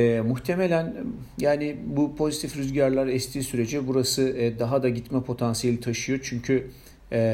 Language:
Turkish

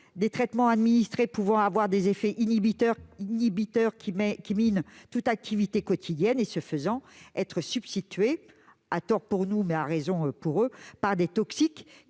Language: French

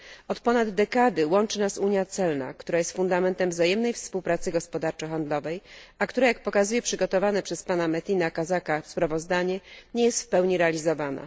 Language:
Polish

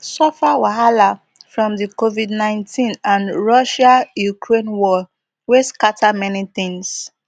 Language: Nigerian Pidgin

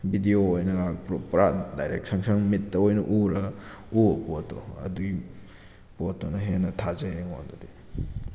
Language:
Manipuri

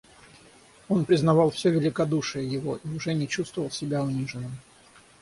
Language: Russian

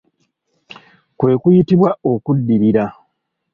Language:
Ganda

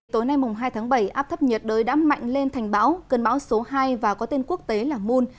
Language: Vietnamese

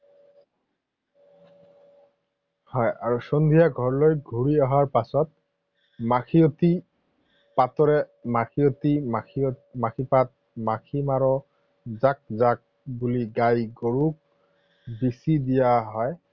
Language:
Assamese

